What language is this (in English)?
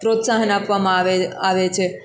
Gujarati